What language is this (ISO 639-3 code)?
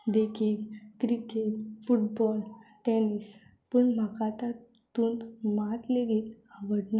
kok